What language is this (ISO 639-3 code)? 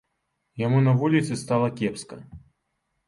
bel